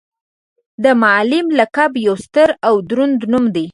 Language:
Pashto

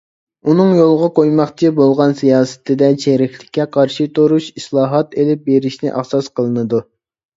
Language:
Uyghur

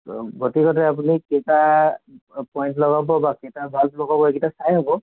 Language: Assamese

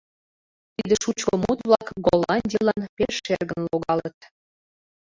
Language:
Mari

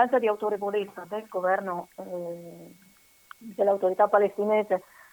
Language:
Italian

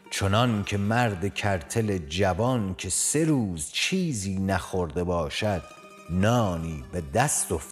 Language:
Persian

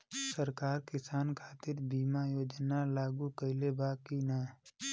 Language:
Bhojpuri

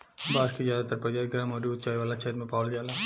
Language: Bhojpuri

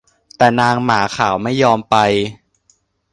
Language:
Thai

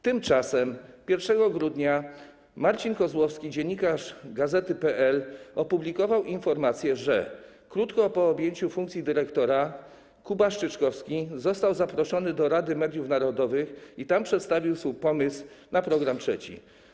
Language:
Polish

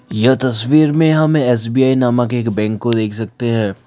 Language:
Hindi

